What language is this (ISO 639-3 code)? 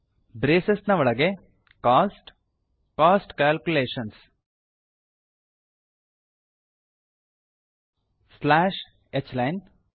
kan